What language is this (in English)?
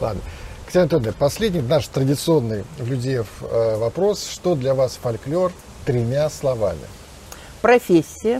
Russian